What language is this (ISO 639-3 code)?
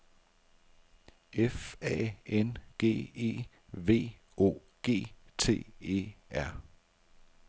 dan